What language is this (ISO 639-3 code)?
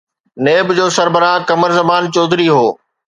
snd